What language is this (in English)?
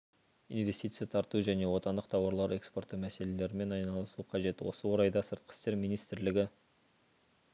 Kazakh